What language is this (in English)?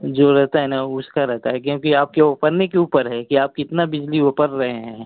Hindi